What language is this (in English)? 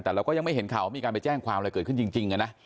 Thai